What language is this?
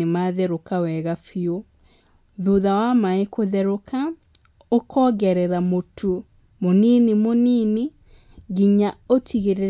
Kikuyu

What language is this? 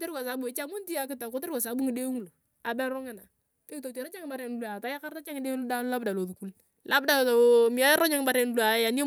Turkana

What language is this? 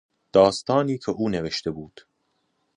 Persian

